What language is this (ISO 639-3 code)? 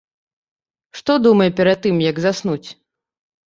bel